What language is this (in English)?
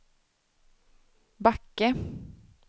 Swedish